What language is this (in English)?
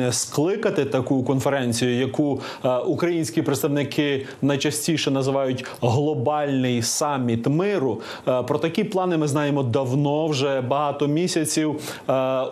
Ukrainian